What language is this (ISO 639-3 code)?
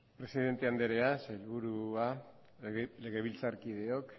eus